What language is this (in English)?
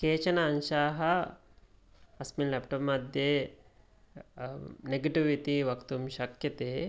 Sanskrit